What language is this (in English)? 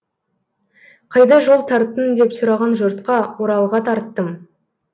Kazakh